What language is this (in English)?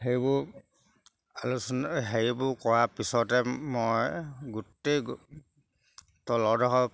Assamese